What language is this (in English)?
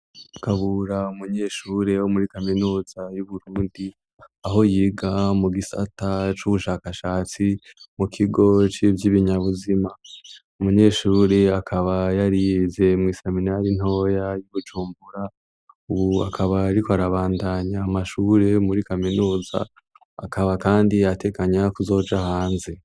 Rundi